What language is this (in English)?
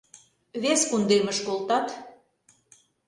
Mari